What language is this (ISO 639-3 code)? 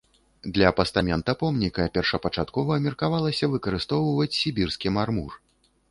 bel